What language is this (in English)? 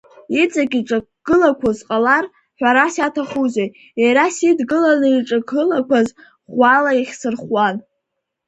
Abkhazian